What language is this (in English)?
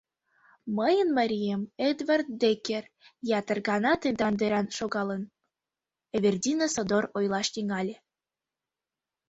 Mari